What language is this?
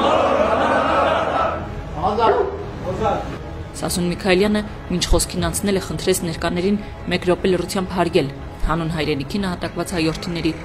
Romanian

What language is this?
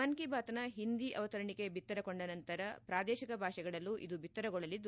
Kannada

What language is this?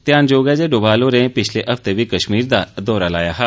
Dogri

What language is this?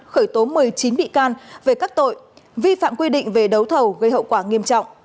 Vietnamese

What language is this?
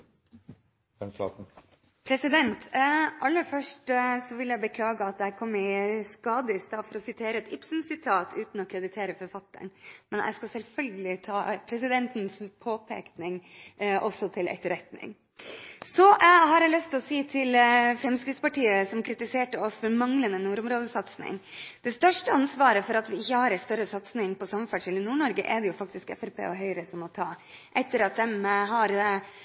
Norwegian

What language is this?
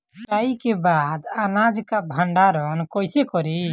Bhojpuri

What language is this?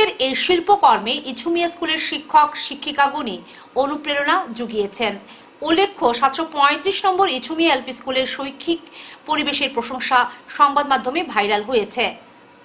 Bangla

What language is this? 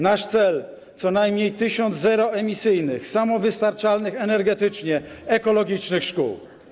Polish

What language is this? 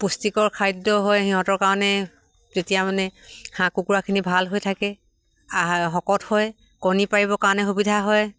Assamese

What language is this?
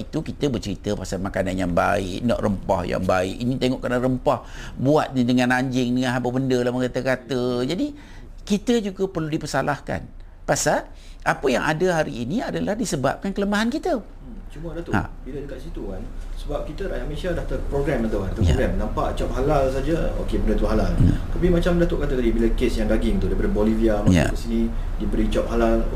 Malay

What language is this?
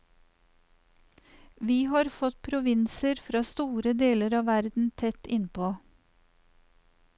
Norwegian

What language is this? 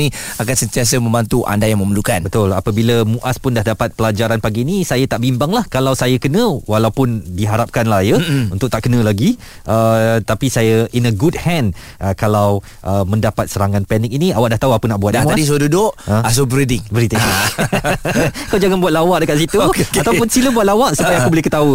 Malay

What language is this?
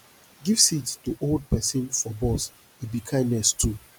Nigerian Pidgin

